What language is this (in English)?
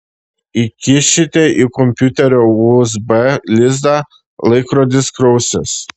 Lithuanian